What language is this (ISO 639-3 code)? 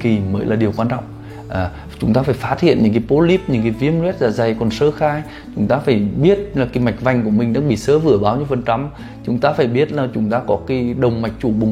vie